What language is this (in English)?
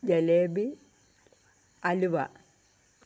Malayalam